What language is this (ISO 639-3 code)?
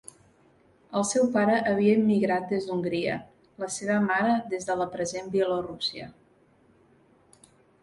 cat